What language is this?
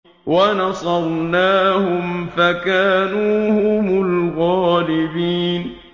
Arabic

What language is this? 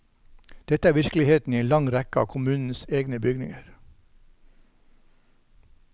Norwegian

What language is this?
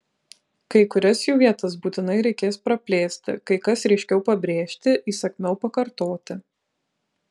Lithuanian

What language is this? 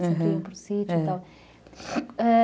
Portuguese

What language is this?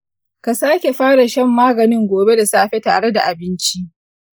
Hausa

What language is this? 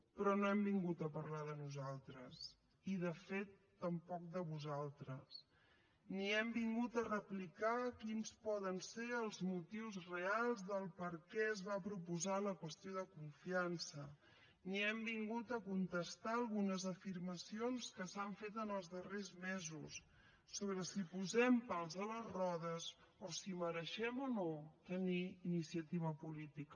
Catalan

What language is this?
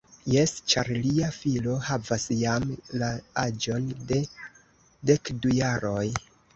Esperanto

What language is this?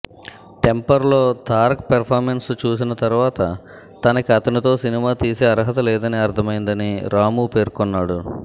Telugu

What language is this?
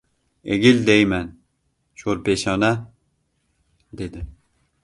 Uzbek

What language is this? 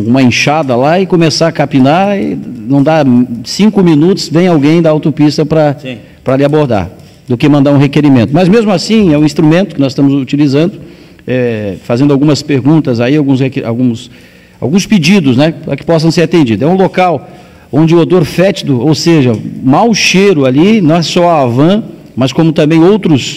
Portuguese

